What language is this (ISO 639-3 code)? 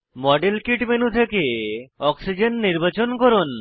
ben